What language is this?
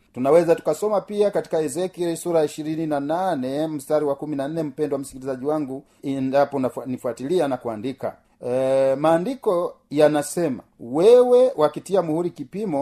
Swahili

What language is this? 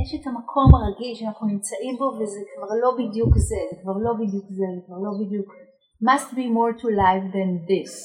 Hebrew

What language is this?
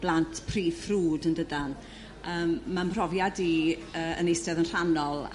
Welsh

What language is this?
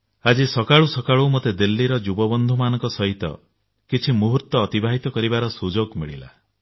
Odia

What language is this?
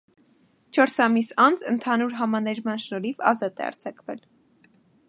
Armenian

